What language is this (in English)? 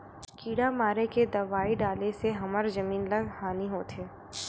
Chhattisgarhi